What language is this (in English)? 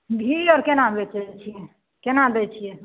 Maithili